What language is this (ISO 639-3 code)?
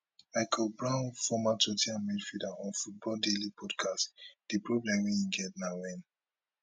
pcm